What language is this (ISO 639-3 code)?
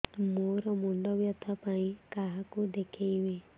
ori